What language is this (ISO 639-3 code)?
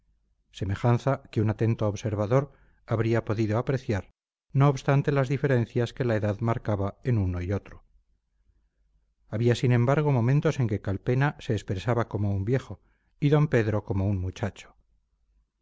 spa